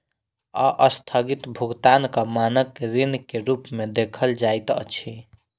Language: Maithili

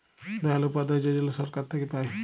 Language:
Bangla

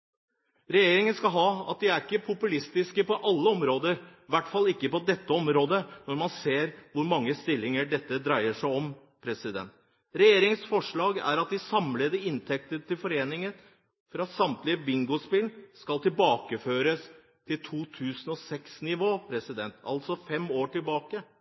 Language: Norwegian Bokmål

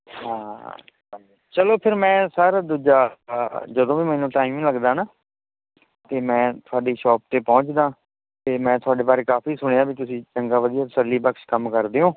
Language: Punjabi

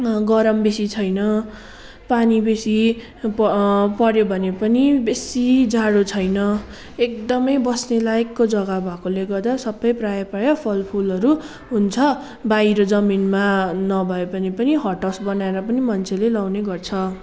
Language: Nepali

